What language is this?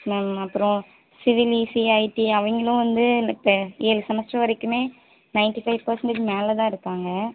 Tamil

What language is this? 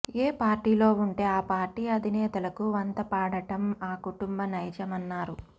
Telugu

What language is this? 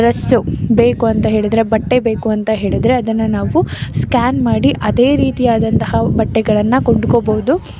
Kannada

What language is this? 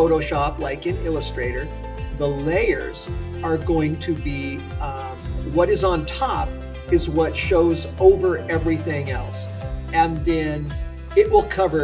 English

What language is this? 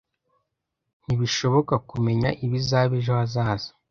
Kinyarwanda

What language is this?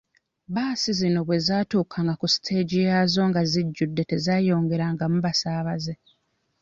Ganda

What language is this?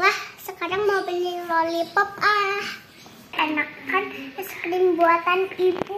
Indonesian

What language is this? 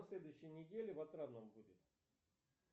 Russian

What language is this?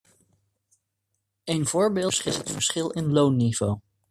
Dutch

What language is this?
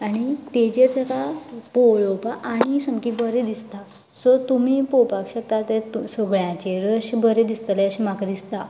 Konkani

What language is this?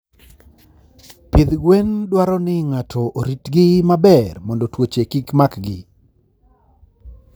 Luo (Kenya and Tanzania)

